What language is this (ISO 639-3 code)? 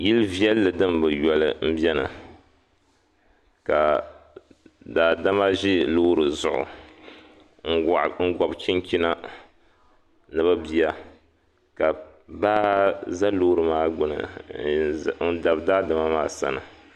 dag